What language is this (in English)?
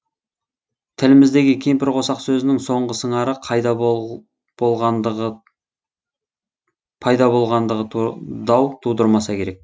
Kazakh